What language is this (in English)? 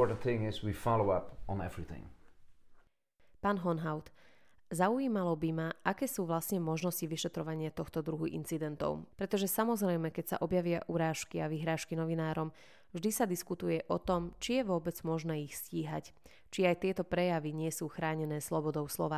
Slovak